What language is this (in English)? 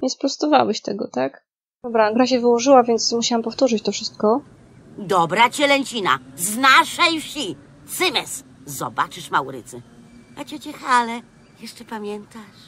Polish